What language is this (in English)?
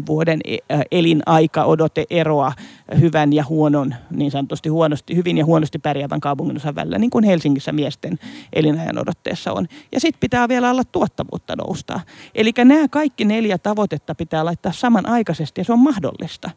Finnish